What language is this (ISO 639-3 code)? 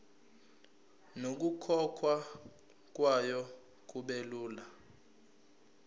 zul